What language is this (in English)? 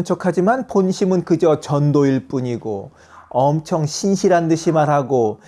Korean